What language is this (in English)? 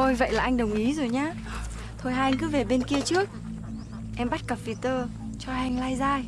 Vietnamese